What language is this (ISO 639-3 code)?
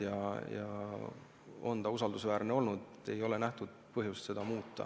est